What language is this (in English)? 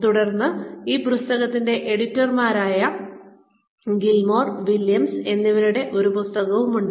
Malayalam